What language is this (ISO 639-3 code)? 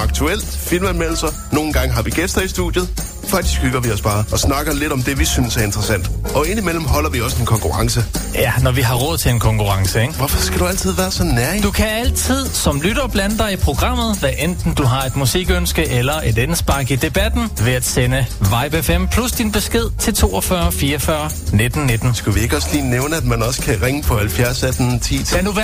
dan